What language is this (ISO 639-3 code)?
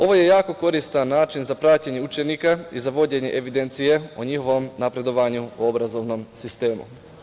srp